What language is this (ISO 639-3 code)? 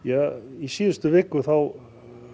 isl